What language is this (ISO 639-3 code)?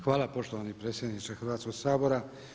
hrv